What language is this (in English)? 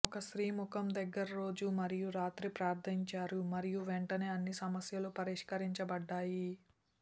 Telugu